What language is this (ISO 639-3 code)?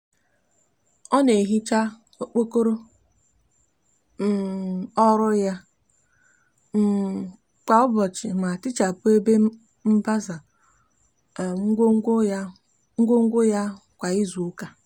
ibo